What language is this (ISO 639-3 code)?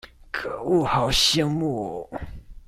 zho